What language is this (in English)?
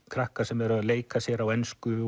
Icelandic